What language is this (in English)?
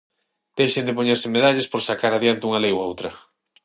Galician